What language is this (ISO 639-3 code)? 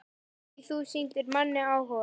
isl